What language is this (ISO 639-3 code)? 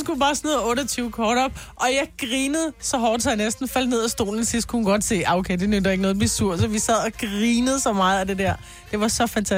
dan